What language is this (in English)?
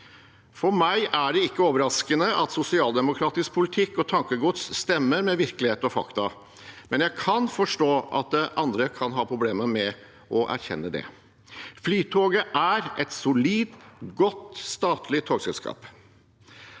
Norwegian